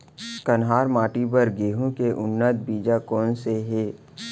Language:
Chhattisgarhi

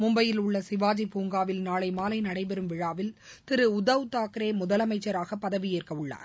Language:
Tamil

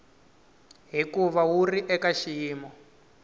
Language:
Tsonga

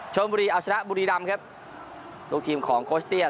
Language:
Thai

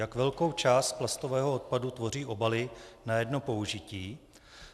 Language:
Czech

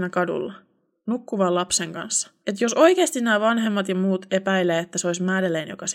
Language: Finnish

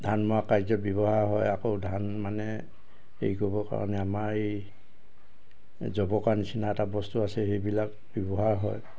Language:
Assamese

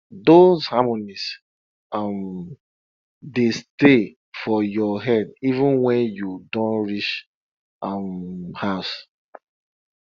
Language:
Nigerian Pidgin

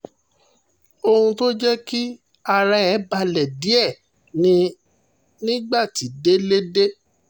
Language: Yoruba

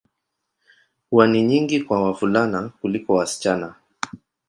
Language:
Swahili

